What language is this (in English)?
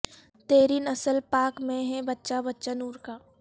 Urdu